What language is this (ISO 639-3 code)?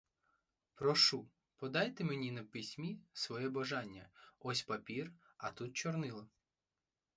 ukr